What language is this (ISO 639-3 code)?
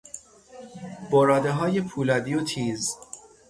fas